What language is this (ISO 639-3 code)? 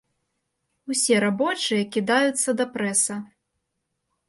bel